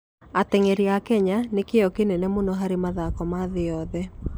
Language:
Kikuyu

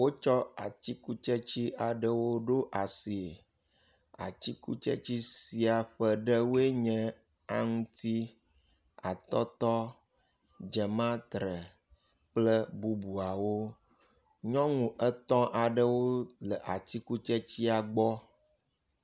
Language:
Ewe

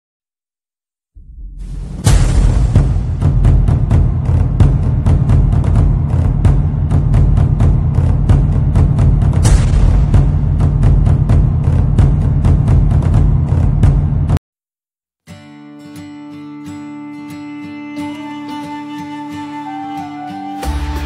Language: Spanish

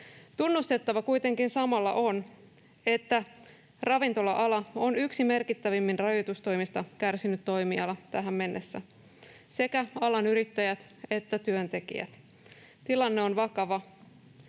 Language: Finnish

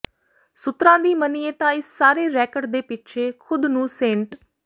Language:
Punjabi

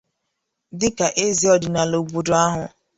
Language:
Igbo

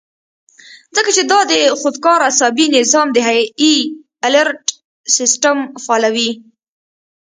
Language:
Pashto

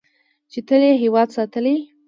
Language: Pashto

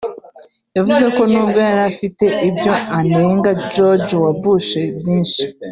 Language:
Kinyarwanda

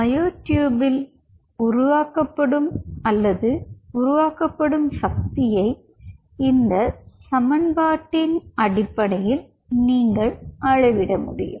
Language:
Tamil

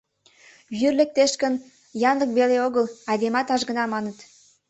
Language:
Mari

